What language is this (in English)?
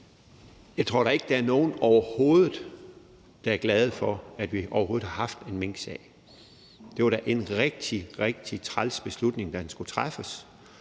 Danish